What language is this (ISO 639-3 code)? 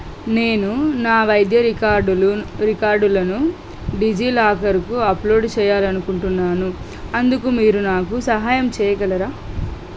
tel